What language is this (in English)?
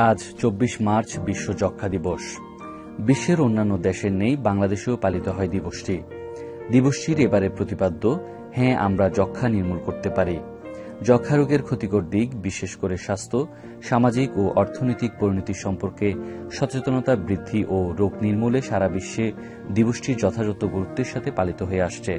Turkish